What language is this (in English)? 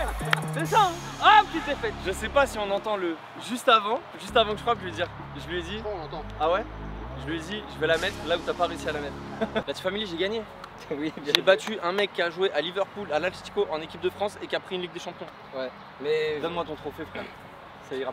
French